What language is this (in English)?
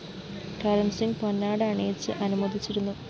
Malayalam